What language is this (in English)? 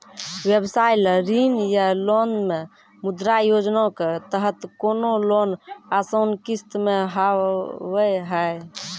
Maithili